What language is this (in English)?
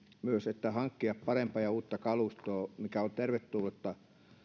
Finnish